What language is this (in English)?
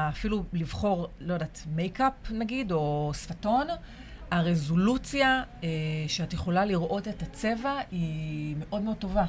Hebrew